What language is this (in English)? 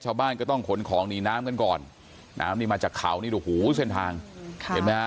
Thai